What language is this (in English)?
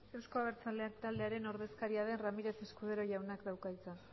Basque